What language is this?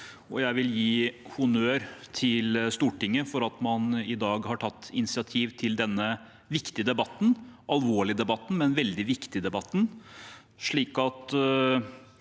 Norwegian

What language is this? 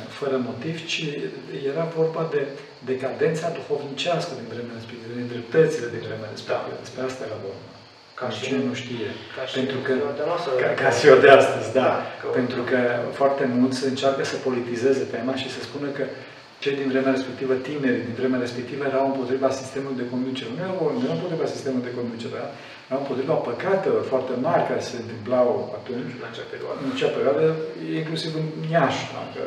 Romanian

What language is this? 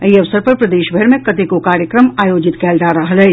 Maithili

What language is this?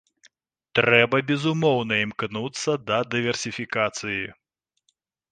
Belarusian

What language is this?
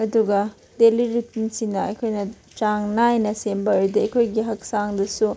Manipuri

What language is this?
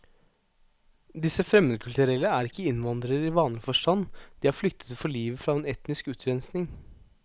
Norwegian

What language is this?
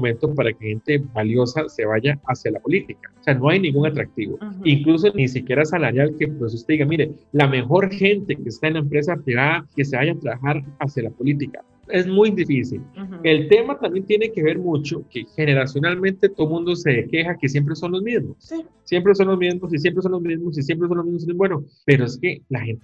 Spanish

